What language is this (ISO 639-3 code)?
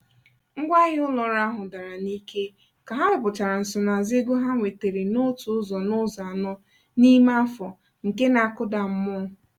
ibo